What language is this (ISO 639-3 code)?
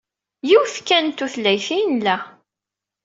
kab